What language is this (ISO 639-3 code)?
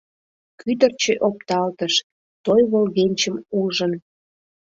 chm